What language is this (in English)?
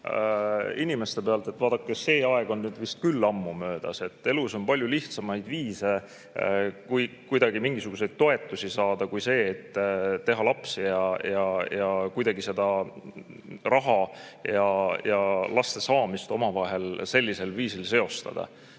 Estonian